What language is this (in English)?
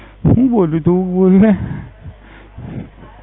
Gujarati